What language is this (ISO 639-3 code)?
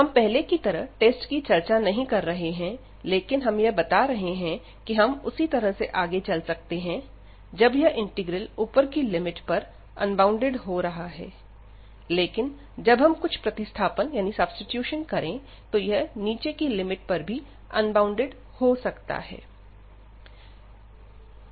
hin